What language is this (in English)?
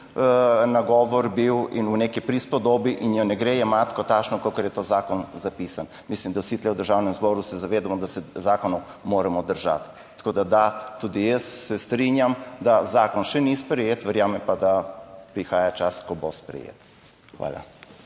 Slovenian